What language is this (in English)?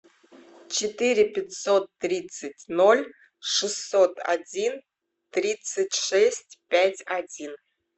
Russian